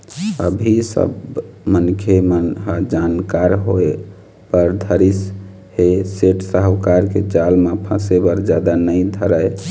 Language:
Chhattisgarhi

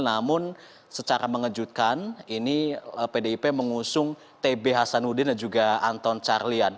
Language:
Indonesian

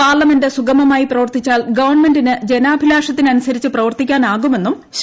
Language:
Malayalam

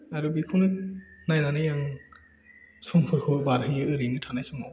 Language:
Bodo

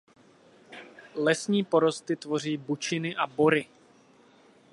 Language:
Czech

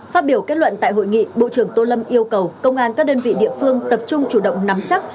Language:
Vietnamese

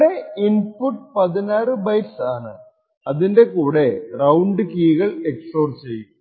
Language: Malayalam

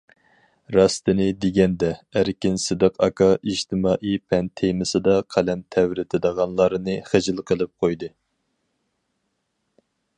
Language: Uyghur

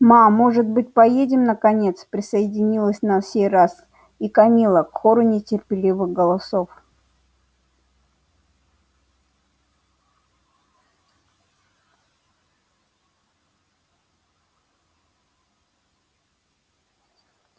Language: Russian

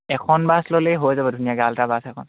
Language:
Assamese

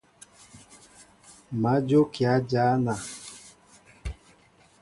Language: Mbo (Cameroon)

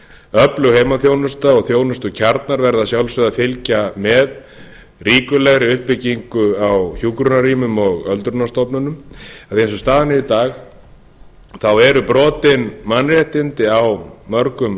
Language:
Icelandic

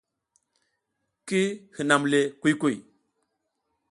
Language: South Giziga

